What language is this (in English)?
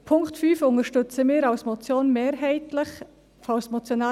Swiss German